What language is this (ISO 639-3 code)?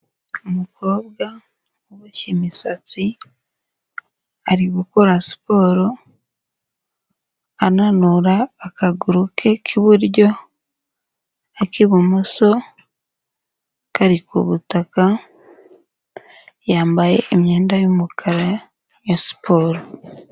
kin